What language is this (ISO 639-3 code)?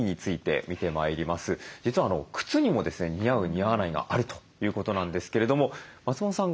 jpn